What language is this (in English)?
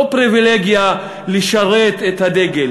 Hebrew